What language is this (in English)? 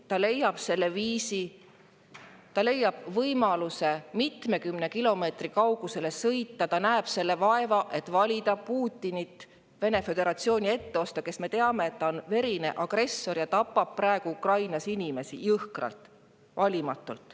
Estonian